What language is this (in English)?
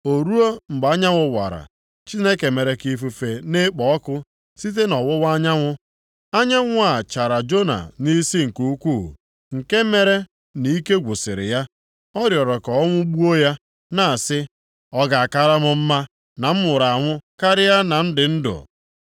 Igbo